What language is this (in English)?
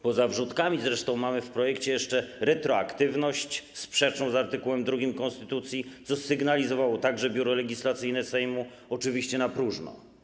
Polish